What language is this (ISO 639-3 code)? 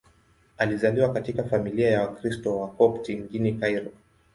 swa